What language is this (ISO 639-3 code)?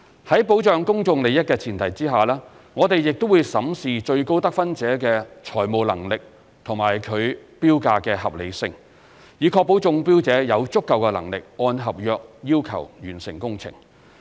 yue